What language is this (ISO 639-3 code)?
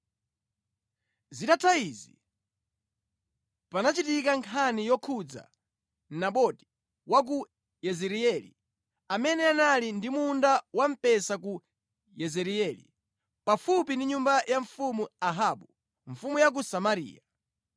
nya